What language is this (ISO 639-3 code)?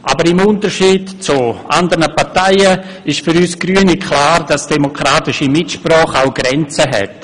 gsw